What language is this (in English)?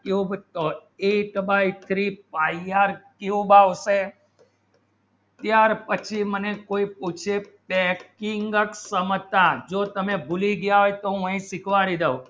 Gujarati